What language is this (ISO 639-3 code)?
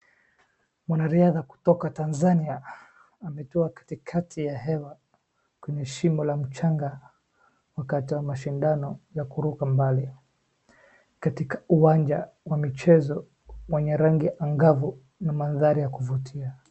swa